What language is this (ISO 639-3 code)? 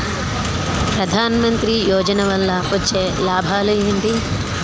tel